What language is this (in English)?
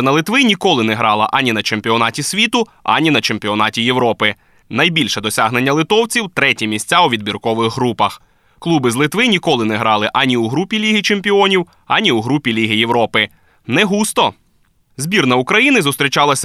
Ukrainian